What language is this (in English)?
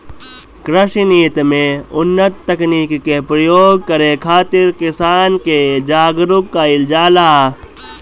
Bhojpuri